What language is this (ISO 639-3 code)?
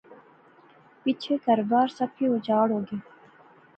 phr